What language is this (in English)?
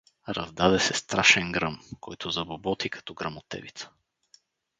Bulgarian